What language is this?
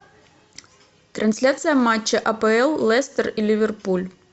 Russian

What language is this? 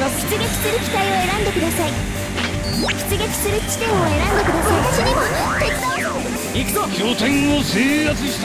Japanese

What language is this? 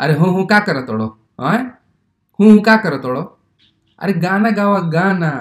Hindi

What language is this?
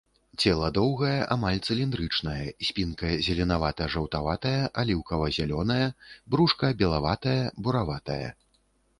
Belarusian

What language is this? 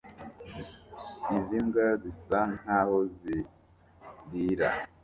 Kinyarwanda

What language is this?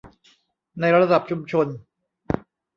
Thai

